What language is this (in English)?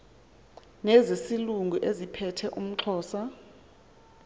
Xhosa